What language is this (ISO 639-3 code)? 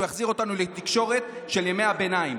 heb